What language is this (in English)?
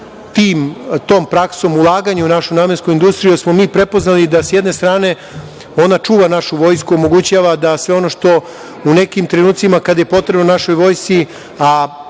Serbian